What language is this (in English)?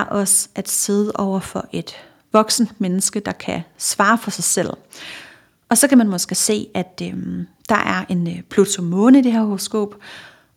Danish